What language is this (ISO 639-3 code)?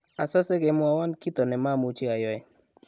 kln